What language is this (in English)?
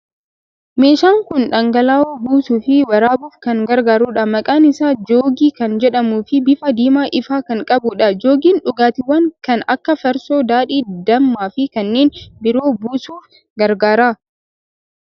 Oromo